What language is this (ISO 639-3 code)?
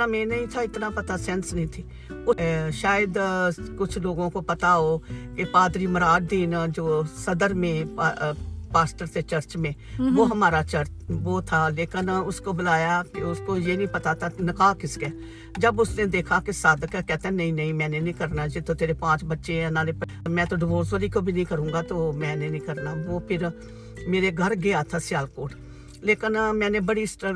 urd